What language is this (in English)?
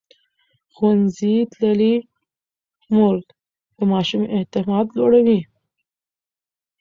Pashto